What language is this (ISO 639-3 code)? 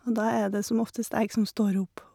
nor